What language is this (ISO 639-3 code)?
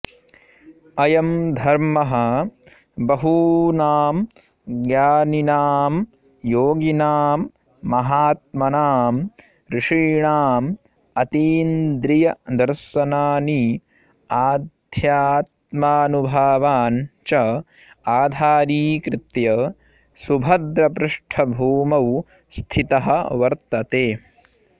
san